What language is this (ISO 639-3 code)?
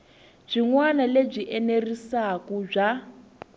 tso